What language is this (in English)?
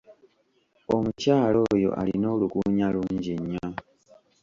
Ganda